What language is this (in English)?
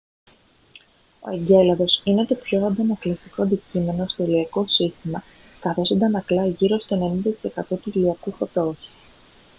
Greek